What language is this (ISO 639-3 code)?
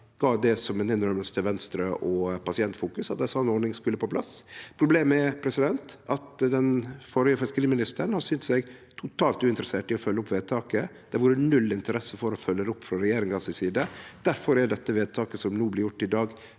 nor